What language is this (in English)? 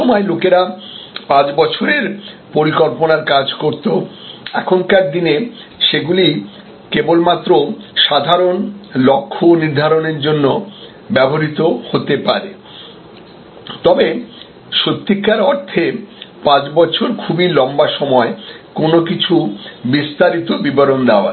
Bangla